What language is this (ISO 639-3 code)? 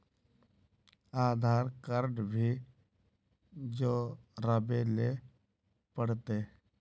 mag